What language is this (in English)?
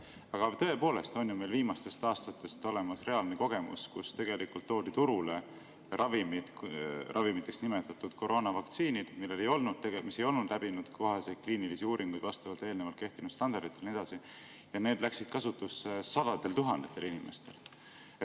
Estonian